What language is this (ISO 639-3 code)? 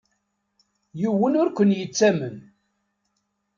kab